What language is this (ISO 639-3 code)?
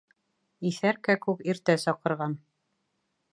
bak